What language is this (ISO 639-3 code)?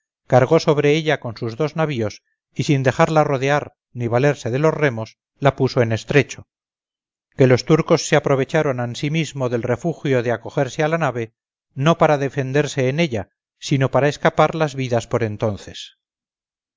spa